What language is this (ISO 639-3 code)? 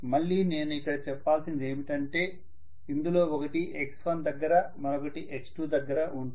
tel